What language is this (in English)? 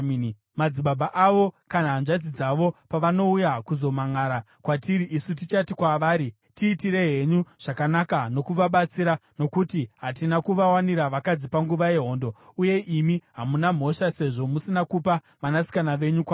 Shona